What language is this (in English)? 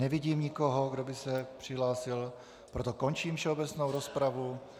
Czech